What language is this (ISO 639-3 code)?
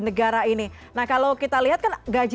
ind